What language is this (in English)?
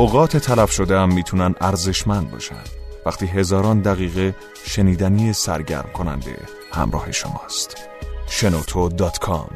Persian